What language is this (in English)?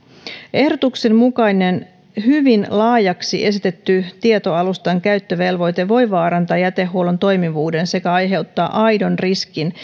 Finnish